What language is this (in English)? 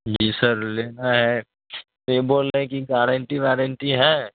Urdu